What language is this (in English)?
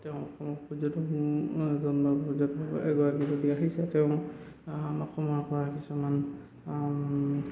Assamese